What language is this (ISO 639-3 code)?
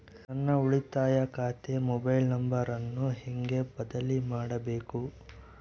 kan